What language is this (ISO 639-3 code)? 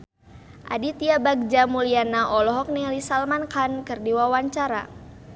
sun